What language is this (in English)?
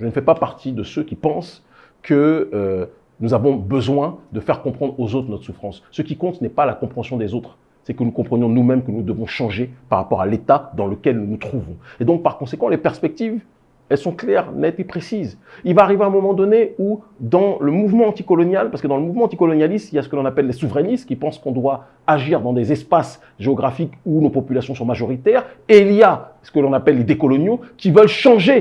French